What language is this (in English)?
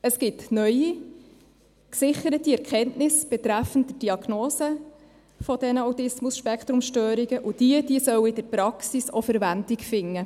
Swiss German